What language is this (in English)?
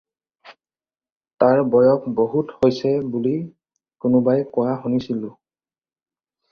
Assamese